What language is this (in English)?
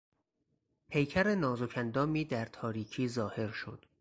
Persian